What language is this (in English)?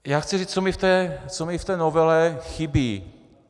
Czech